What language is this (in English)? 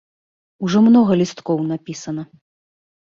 Belarusian